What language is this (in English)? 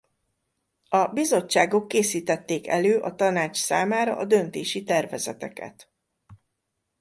Hungarian